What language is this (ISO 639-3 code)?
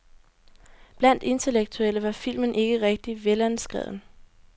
dan